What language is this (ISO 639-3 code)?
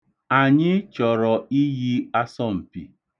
ibo